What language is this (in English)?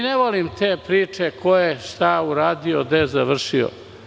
Serbian